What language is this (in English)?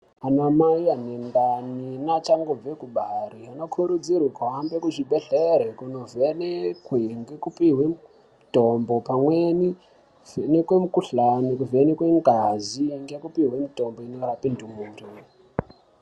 Ndau